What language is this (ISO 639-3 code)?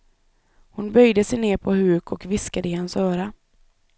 swe